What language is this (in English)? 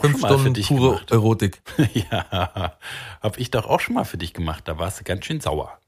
German